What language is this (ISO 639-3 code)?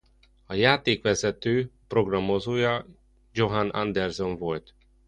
hun